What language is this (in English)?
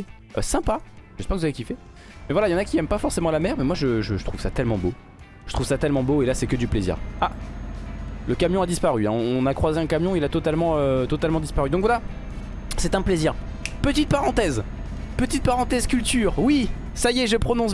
French